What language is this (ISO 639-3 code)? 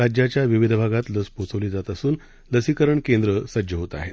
mar